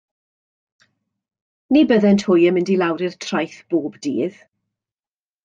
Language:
Welsh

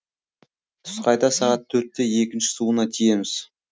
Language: Kazakh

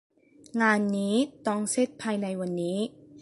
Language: Thai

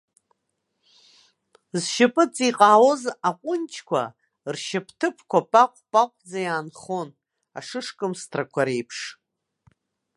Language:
Abkhazian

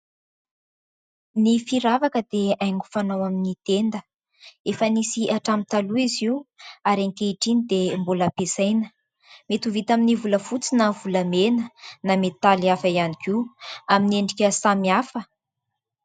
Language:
Malagasy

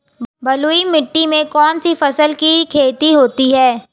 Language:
Hindi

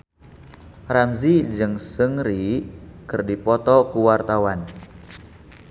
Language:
Sundanese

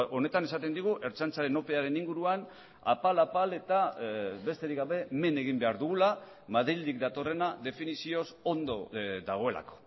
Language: Basque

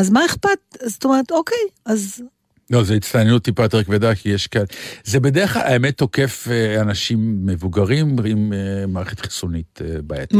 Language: Hebrew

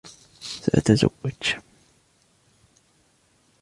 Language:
Arabic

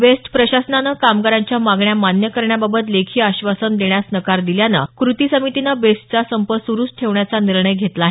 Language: Marathi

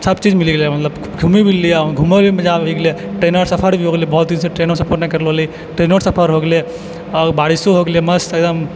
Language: Maithili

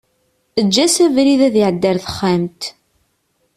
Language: Kabyle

